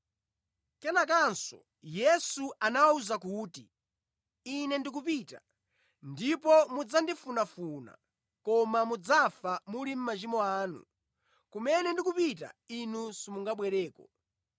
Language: Nyanja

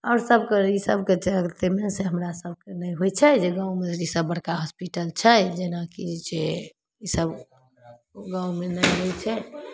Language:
Maithili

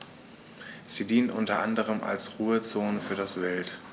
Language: German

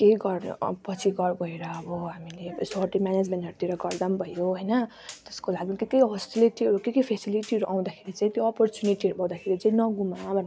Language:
Nepali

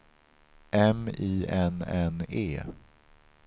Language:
Swedish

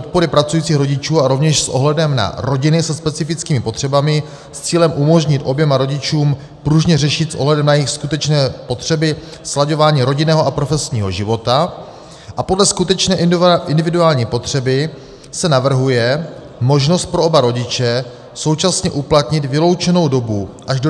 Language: Czech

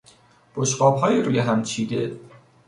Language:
Persian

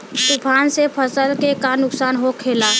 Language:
Bhojpuri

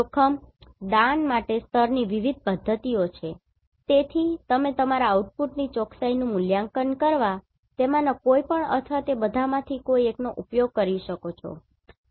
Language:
Gujarati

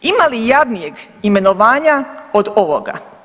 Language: Croatian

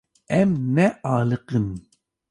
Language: Kurdish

